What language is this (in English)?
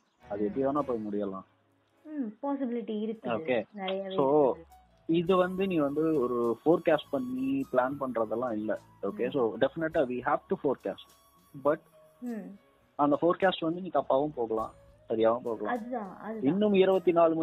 Tamil